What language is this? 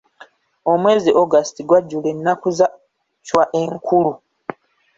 Ganda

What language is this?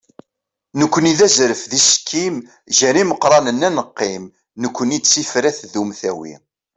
Kabyle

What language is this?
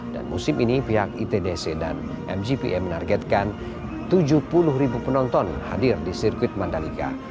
Indonesian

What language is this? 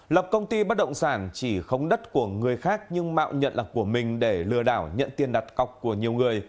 Vietnamese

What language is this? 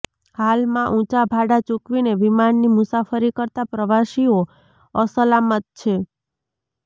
Gujarati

